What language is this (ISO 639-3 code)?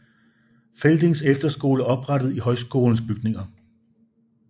dan